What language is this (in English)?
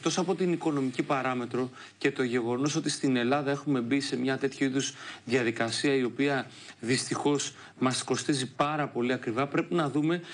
Greek